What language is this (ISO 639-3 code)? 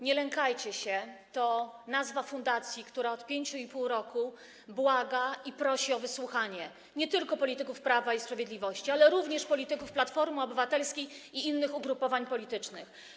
pol